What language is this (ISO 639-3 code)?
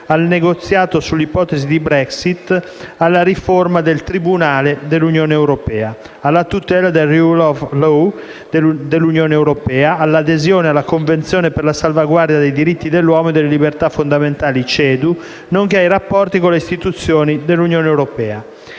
ita